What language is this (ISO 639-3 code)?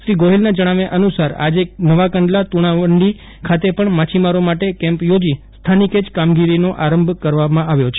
guj